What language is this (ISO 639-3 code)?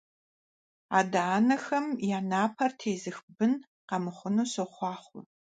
kbd